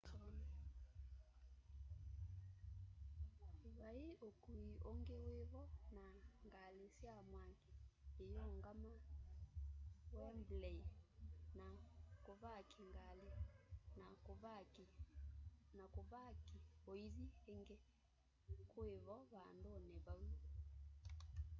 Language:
Kamba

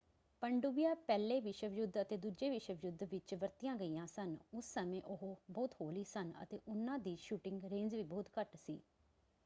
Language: Punjabi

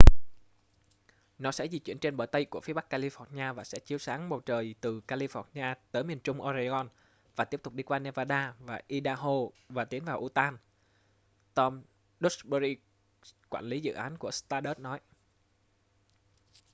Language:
Vietnamese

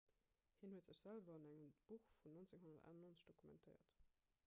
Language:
Luxembourgish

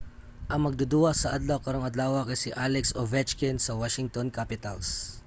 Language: Cebuano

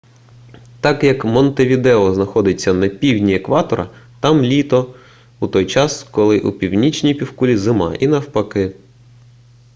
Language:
Ukrainian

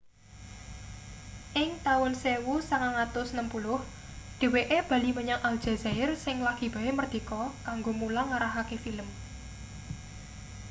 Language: Javanese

